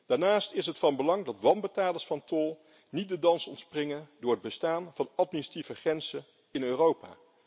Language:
Dutch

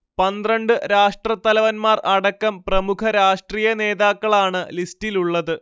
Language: Malayalam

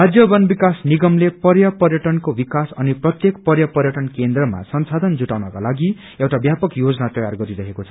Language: Nepali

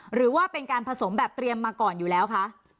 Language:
Thai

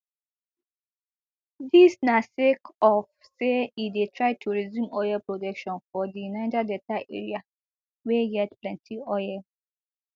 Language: Nigerian Pidgin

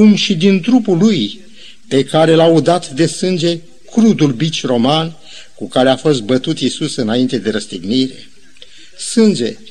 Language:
Romanian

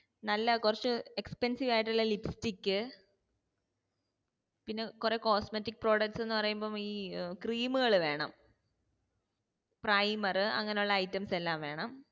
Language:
Malayalam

